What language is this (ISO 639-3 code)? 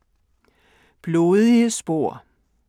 dan